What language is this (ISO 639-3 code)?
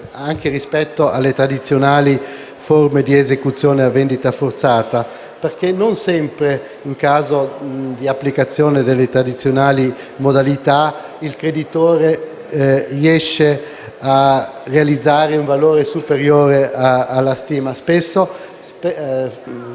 ita